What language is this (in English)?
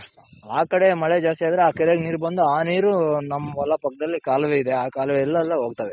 Kannada